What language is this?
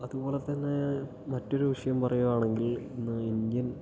Malayalam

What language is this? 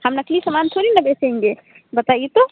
Hindi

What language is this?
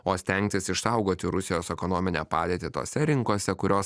Lithuanian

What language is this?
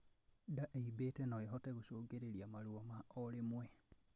Kikuyu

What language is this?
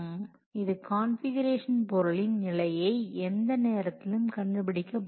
Tamil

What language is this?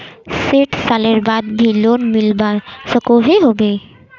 Magahi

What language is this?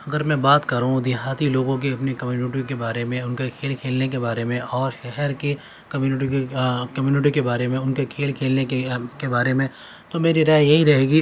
Urdu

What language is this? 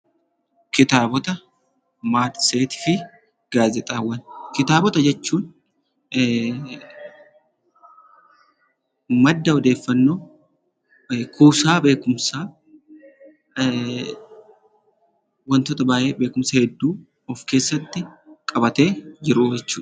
Oromo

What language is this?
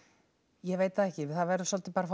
Icelandic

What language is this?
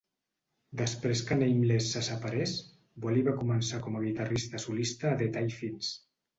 Catalan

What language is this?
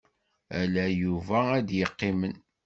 Kabyle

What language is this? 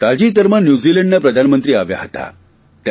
Gujarati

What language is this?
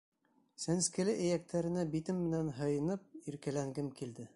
Bashkir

